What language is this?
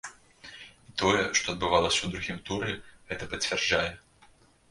Belarusian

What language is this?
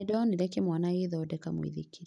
Kikuyu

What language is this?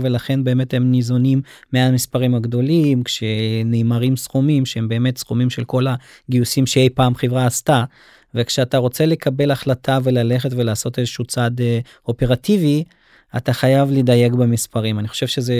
Hebrew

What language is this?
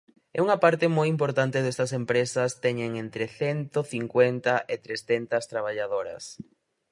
Galician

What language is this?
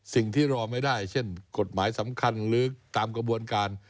Thai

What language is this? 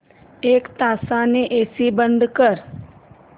Marathi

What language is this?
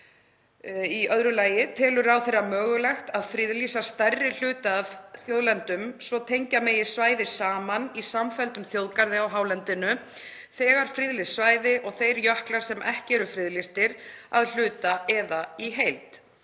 Icelandic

